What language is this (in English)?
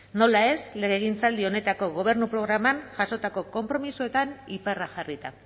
Basque